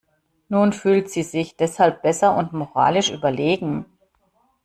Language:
German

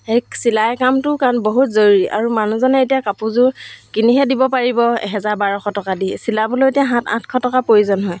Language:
Assamese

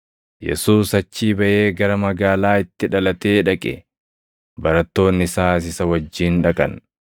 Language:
Oromo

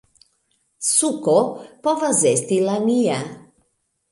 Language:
Esperanto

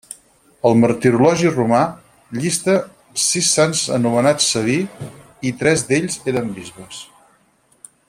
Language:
Catalan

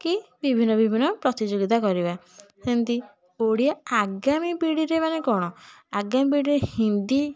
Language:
Odia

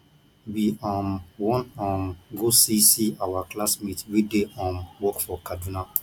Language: Nigerian Pidgin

